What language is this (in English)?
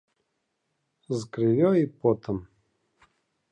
Belarusian